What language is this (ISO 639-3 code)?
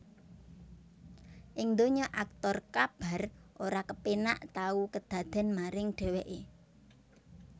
jav